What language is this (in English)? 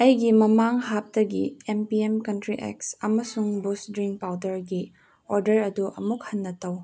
Manipuri